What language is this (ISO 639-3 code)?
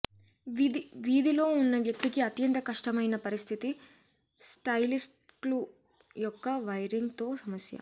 tel